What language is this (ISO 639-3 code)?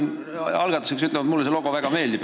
est